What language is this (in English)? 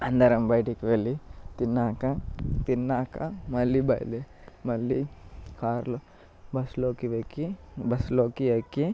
Telugu